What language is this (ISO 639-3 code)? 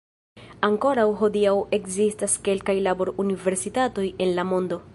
epo